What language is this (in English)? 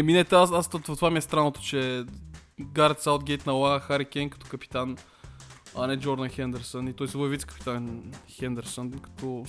Bulgarian